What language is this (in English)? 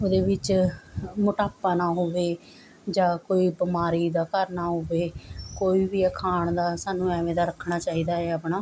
Punjabi